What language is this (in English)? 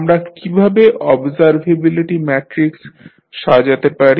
Bangla